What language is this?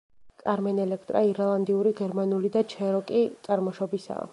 Georgian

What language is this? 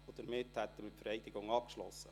Swiss German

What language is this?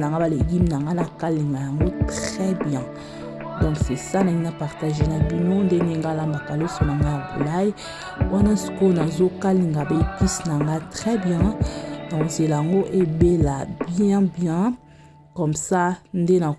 French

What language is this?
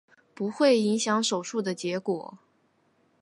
Chinese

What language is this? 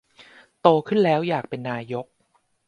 Thai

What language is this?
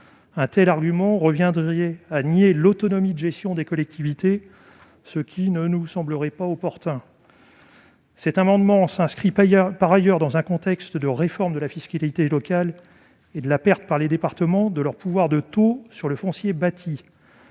French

